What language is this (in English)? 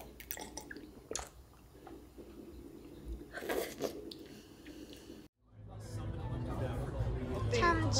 Korean